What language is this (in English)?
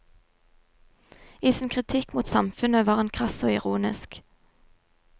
Norwegian